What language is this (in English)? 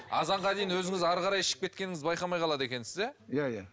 Kazakh